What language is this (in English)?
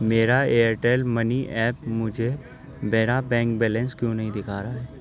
Urdu